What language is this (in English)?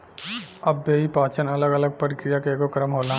Bhojpuri